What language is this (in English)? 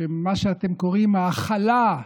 Hebrew